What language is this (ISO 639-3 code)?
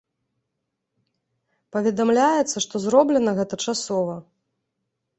bel